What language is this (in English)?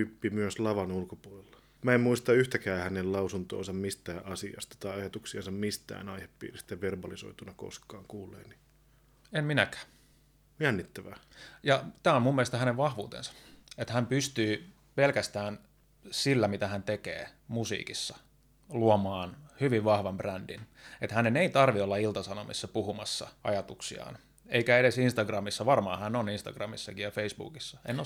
Finnish